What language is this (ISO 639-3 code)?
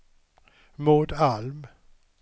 swe